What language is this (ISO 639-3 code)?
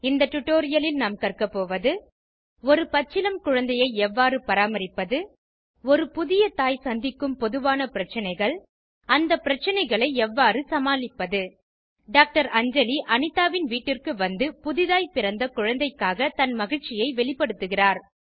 tam